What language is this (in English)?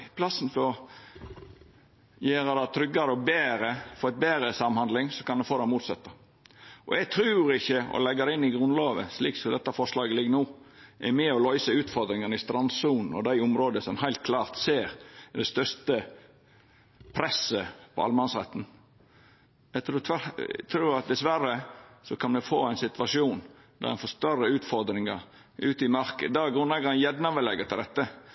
Norwegian Nynorsk